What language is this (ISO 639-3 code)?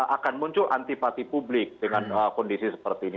ind